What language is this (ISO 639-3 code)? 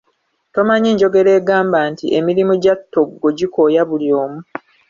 lug